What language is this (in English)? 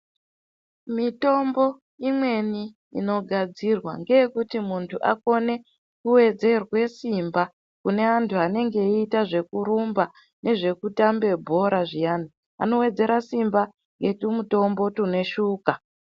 Ndau